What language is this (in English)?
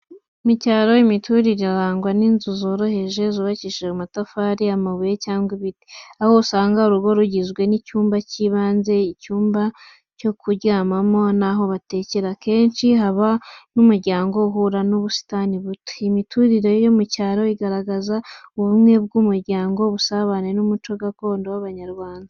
Kinyarwanda